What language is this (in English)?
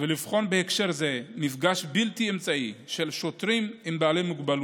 Hebrew